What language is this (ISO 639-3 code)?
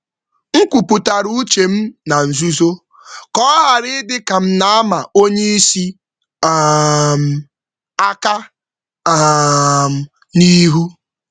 ibo